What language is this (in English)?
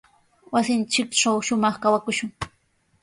Sihuas Ancash Quechua